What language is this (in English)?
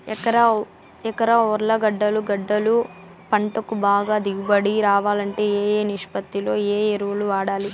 Telugu